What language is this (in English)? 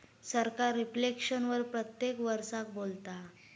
Marathi